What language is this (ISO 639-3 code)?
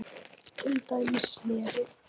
isl